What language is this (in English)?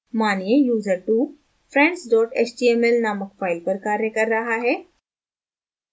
Hindi